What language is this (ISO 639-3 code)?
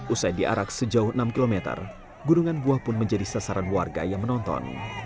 ind